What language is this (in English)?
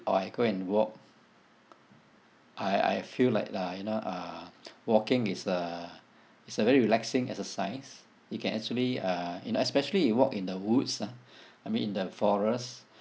English